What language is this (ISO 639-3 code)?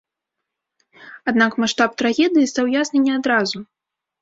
bel